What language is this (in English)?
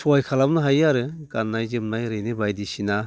Bodo